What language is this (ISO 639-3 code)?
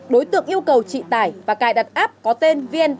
vie